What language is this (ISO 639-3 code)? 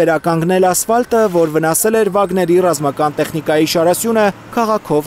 ron